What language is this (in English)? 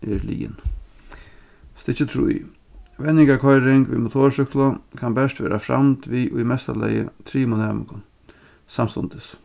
Faroese